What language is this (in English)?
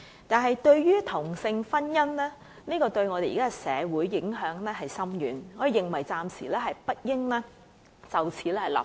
Cantonese